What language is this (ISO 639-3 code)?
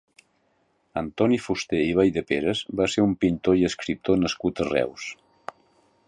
cat